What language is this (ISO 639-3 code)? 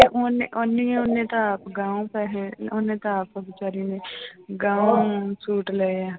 pan